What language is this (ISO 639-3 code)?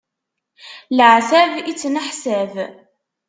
kab